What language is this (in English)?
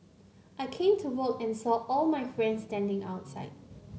English